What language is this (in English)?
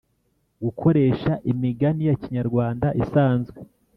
Kinyarwanda